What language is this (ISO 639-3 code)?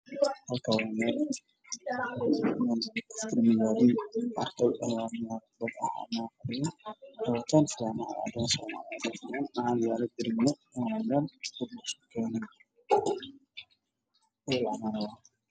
som